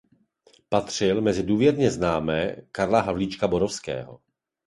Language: Czech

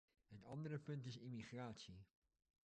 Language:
Dutch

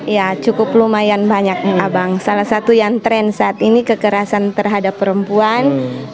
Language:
Indonesian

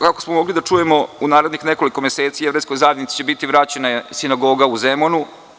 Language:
Serbian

